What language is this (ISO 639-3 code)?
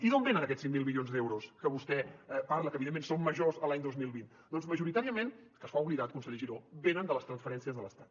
cat